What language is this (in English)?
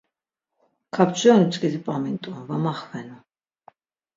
Laz